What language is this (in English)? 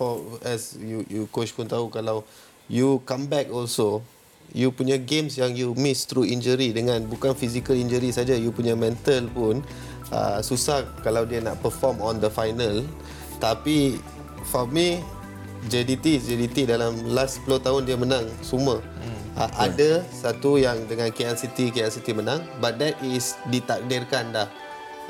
Malay